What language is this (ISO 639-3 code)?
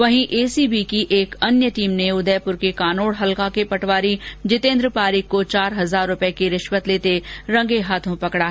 hin